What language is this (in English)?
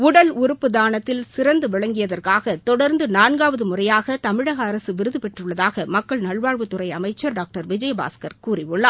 Tamil